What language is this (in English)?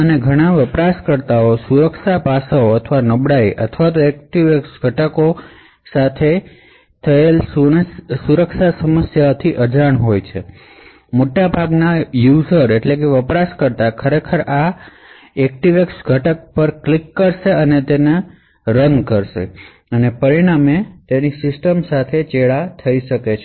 Gujarati